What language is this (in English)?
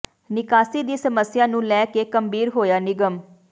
Punjabi